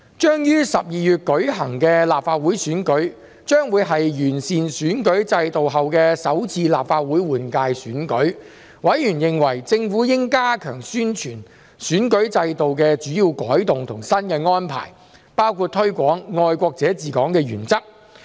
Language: Cantonese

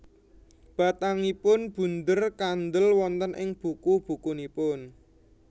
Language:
Javanese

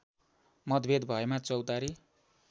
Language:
Nepali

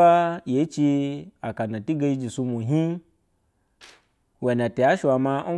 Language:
Basa (Nigeria)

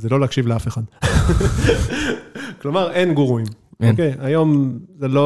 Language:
Hebrew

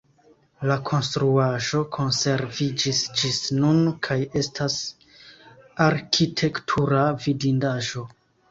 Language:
Esperanto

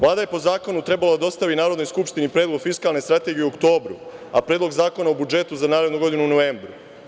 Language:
Serbian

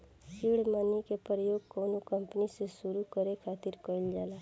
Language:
Bhojpuri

